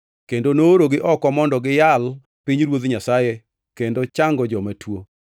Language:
Luo (Kenya and Tanzania)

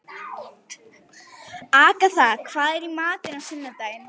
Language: Icelandic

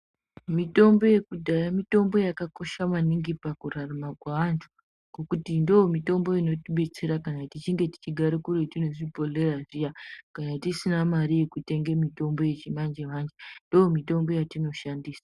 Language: Ndau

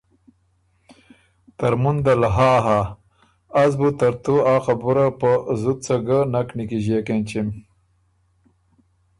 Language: Ormuri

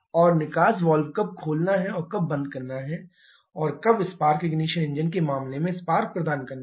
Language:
Hindi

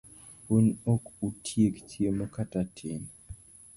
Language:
Luo (Kenya and Tanzania)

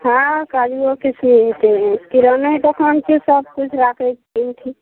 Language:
Maithili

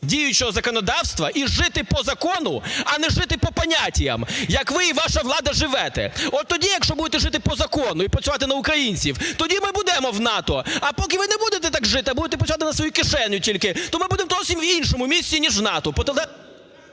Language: Ukrainian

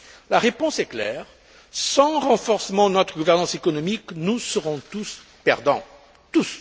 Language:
French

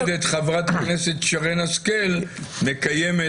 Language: Hebrew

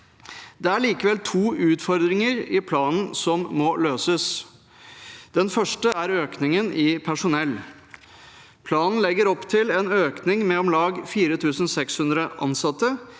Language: Norwegian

